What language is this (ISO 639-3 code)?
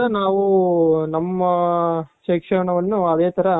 kan